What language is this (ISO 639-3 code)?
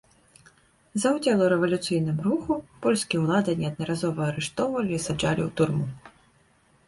bel